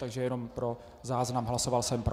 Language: Czech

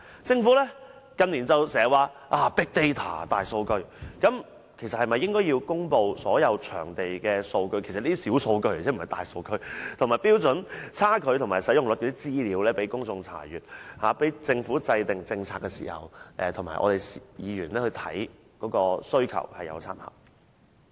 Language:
Cantonese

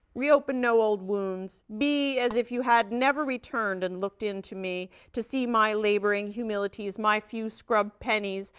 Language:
English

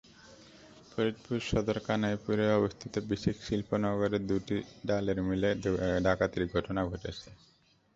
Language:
Bangla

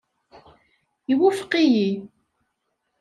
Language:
Kabyle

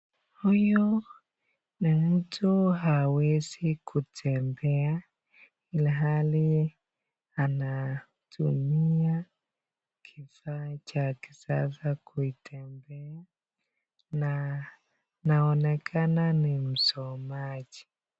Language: Swahili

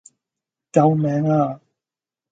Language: Cantonese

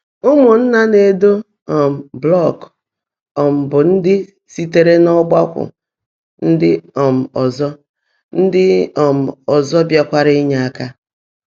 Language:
Igbo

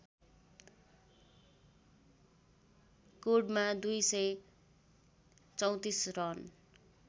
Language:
Nepali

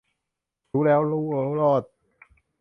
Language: Thai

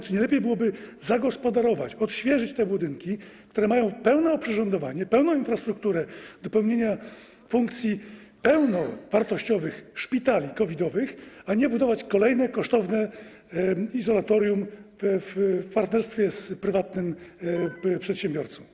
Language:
Polish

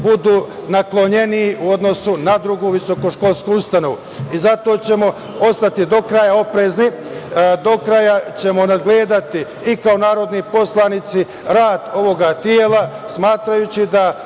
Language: Serbian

